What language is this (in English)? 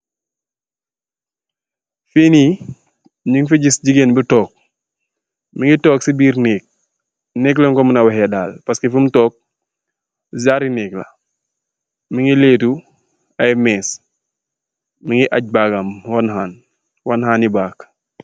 Wolof